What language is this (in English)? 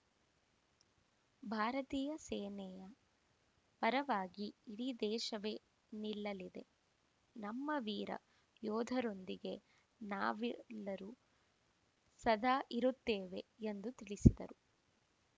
Kannada